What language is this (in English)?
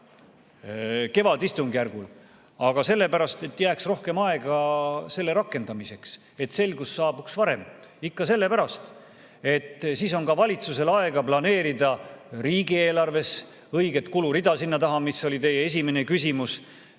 Estonian